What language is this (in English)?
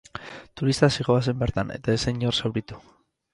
Basque